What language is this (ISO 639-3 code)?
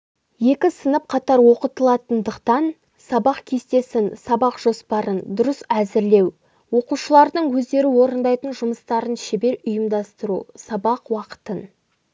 kaz